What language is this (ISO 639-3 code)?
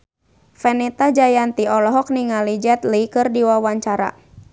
sun